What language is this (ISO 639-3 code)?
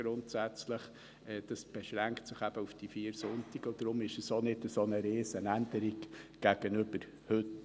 gsw